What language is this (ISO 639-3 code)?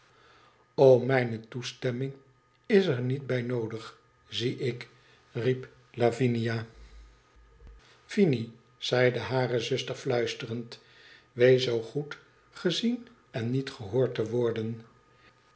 nld